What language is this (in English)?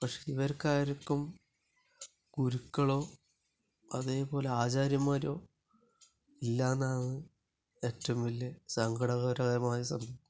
Malayalam